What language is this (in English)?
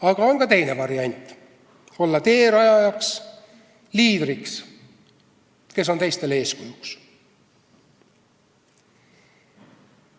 Estonian